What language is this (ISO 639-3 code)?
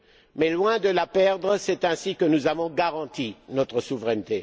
fra